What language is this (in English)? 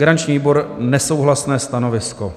Czech